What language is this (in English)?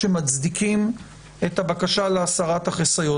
Hebrew